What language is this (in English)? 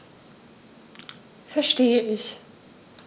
German